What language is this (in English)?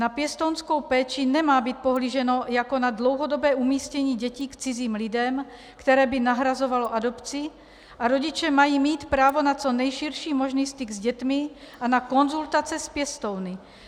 Czech